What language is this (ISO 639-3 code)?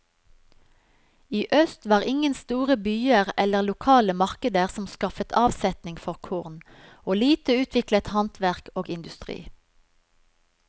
nor